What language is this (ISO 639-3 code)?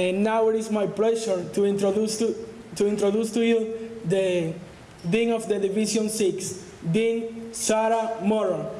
eng